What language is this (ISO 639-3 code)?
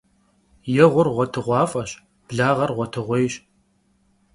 kbd